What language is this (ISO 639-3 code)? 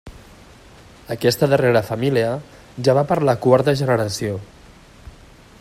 cat